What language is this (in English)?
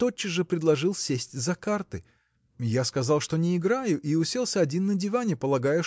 Russian